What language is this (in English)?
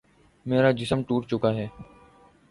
Urdu